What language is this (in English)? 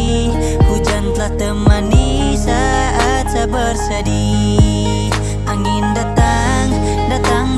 Indonesian